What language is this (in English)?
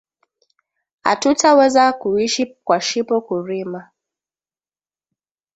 Swahili